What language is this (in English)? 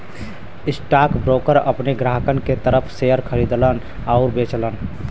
Bhojpuri